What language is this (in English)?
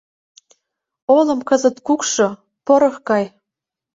Mari